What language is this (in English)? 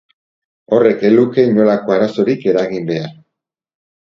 Basque